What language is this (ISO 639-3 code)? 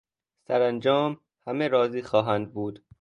fas